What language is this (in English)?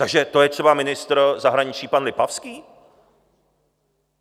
Czech